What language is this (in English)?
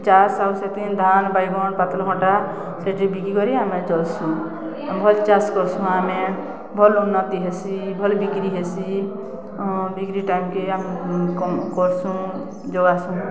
Odia